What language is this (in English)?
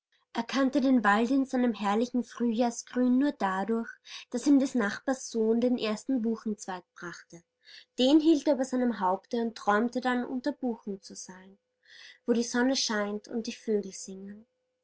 German